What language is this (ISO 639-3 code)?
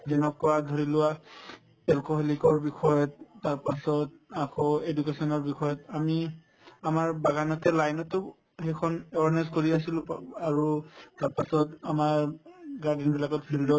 asm